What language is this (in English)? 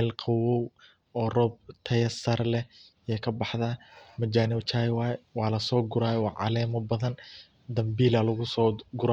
Somali